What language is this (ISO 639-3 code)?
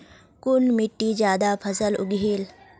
mag